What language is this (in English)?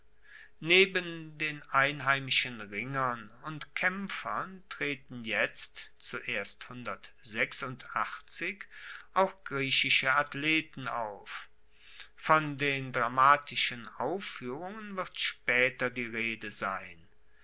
German